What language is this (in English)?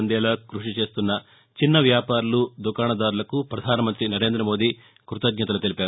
Telugu